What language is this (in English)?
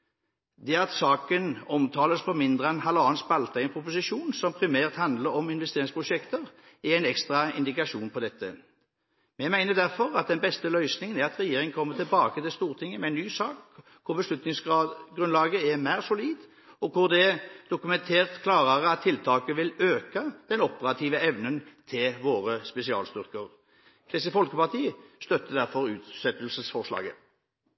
Norwegian Bokmål